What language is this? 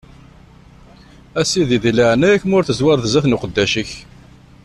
Kabyle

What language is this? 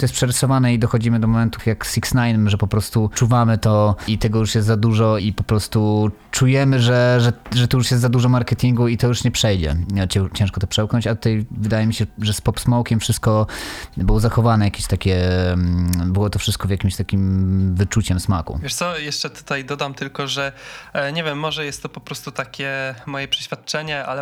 Polish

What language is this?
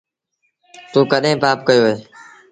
Sindhi Bhil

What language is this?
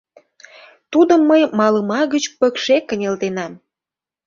Mari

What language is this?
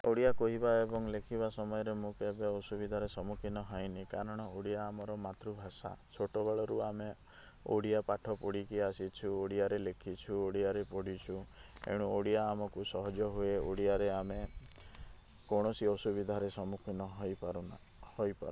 Odia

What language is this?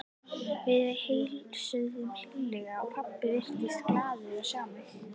Icelandic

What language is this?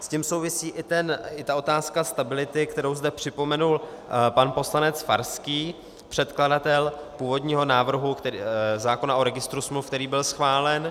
Czech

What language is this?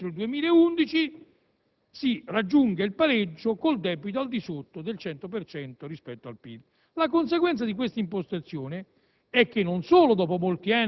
Italian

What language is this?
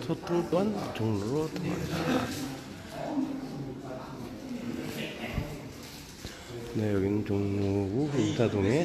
Korean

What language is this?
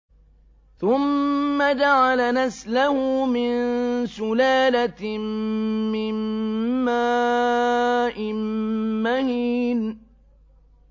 Arabic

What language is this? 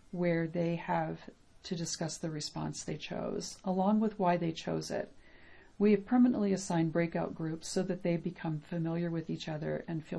English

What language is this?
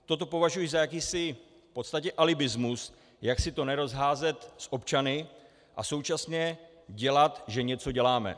Czech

